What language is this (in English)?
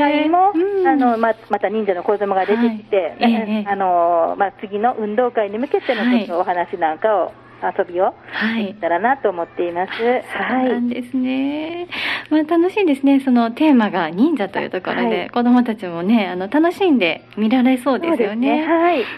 Japanese